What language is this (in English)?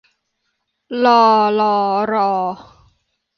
Thai